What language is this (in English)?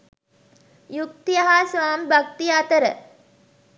Sinhala